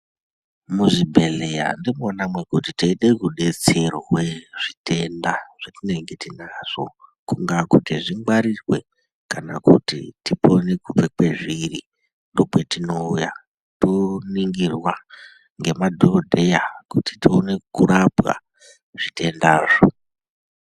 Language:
Ndau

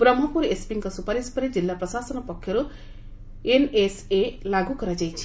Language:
Odia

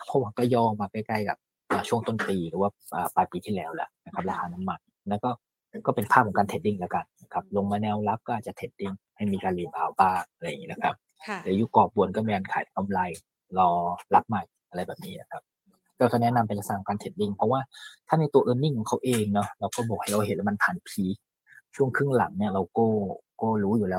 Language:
Thai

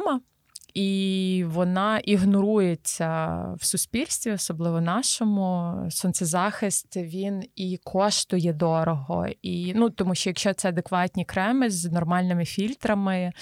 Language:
Ukrainian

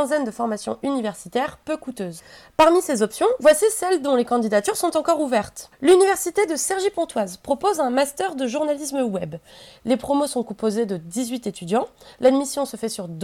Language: French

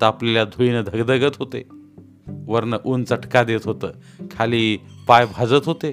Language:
Marathi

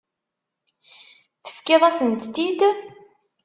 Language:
Kabyle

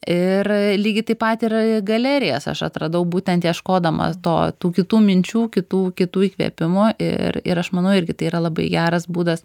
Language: Lithuanian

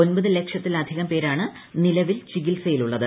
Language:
Malayalam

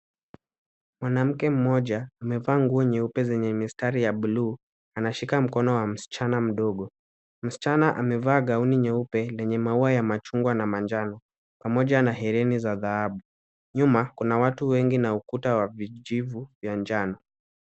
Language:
Swahili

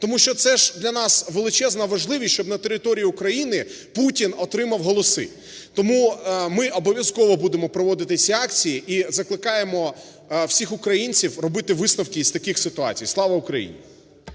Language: Ukrainian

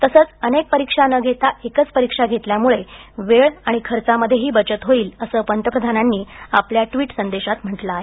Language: Marathi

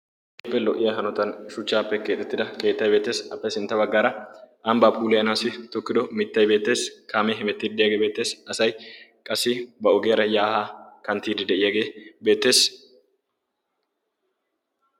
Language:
Wolaytta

